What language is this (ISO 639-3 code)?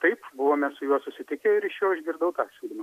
lit